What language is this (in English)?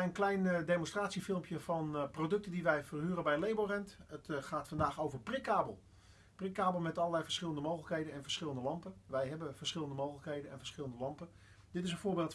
Dutch